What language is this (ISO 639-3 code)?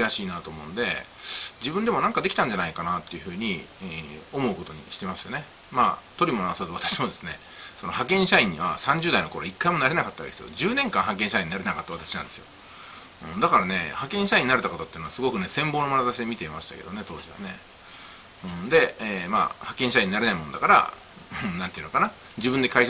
jpn